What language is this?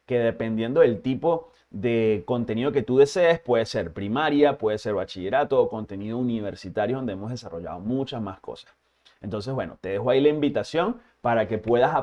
Spanish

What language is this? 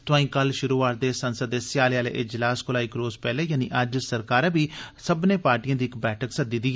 Dogri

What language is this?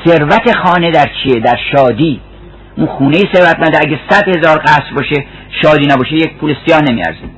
Persian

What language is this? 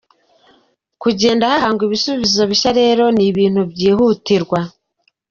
Kinyarwanda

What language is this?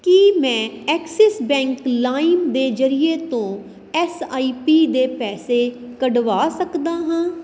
Punjabi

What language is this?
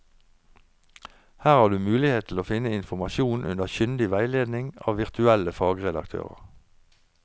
Norwegian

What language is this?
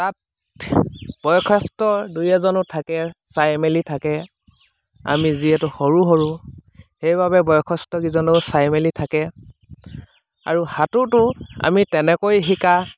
Assamese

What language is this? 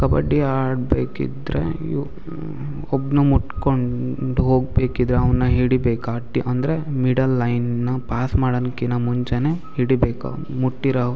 Kannada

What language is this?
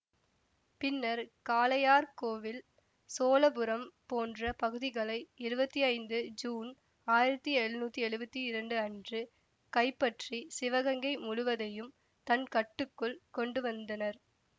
Tamil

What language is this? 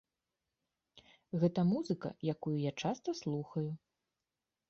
Belarusian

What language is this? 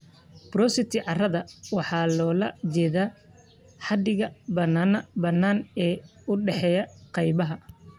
Somali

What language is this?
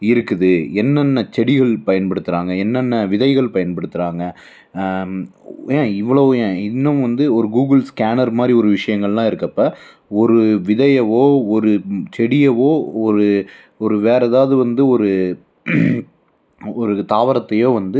Tamil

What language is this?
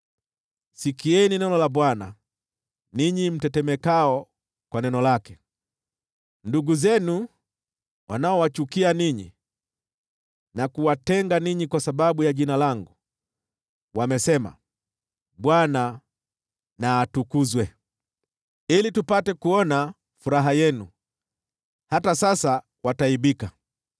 Swahili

